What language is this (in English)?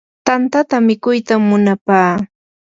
Yanahuanca Pasco Quechua